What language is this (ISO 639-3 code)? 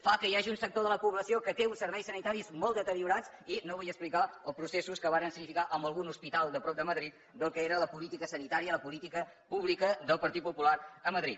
cat